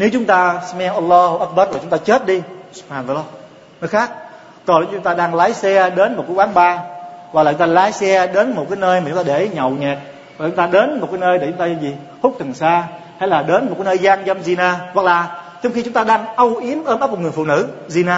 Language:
Vietnamese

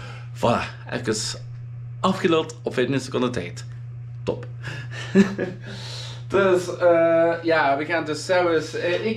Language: Dutch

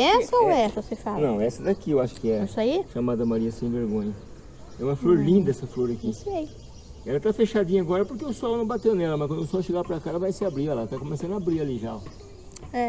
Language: Portuguese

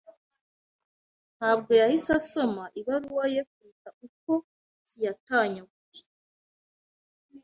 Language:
Kinyarwanda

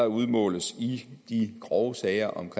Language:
Danish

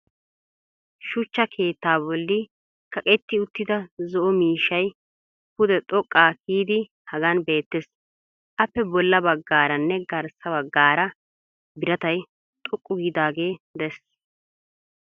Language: Wolaytta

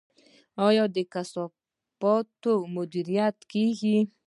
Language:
Pashto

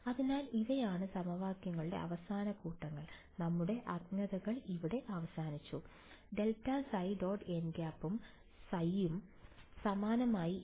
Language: Malayalam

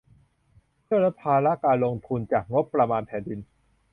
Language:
Thai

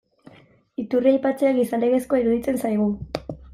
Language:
Basque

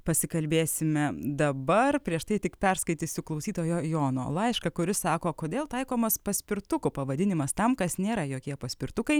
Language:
Lithuanian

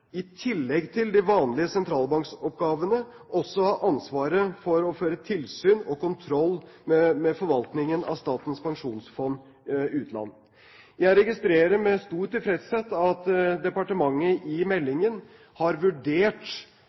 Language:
Norwegian Bokmål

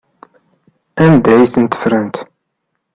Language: Kabyle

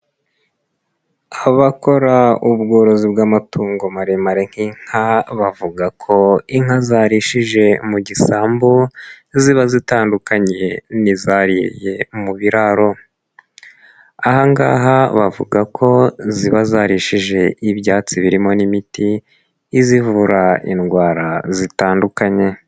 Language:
Kinyarwanda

